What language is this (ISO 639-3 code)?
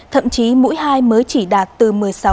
vie